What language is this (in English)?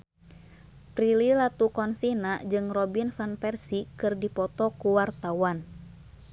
Sundanese